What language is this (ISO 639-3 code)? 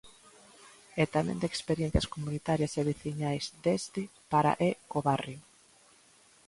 glg